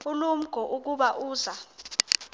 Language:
Xhosa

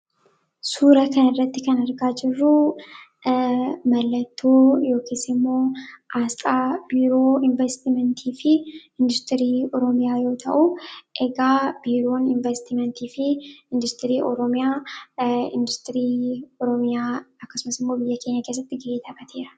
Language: Oromo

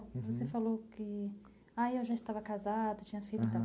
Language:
Portuguese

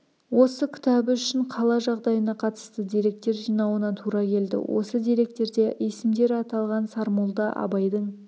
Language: Kazakh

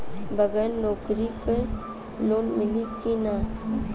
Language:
Bhojpuri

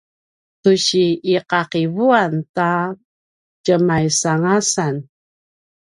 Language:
Paiwan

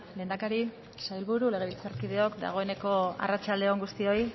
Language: Basque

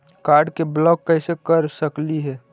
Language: Magahi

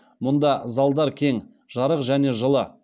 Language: Kazakh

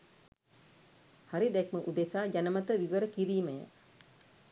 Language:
Sinhala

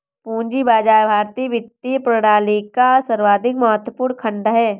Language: Hindi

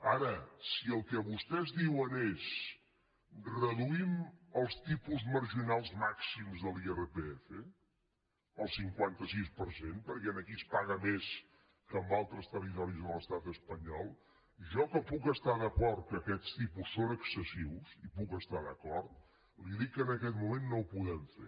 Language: Catalan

